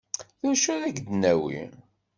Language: Kabyle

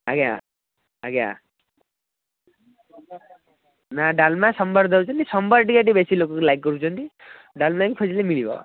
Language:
Odia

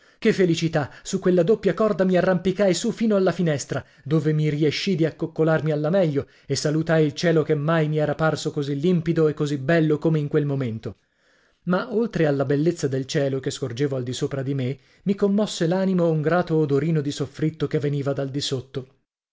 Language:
Italian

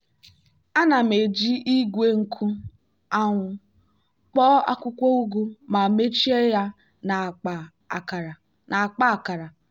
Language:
Igbo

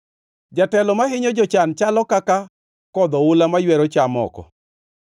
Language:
Luo (Kenya and Tanzania)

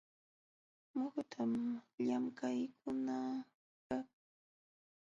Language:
Jauja Wanca Quechua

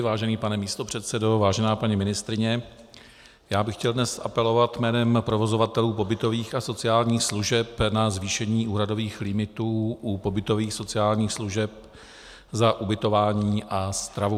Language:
Czech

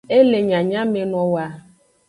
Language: Aja (Benin)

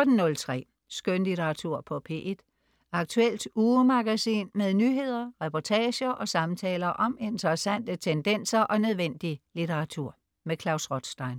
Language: Danish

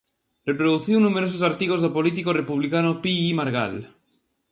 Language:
Galician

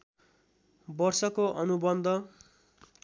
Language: Nepali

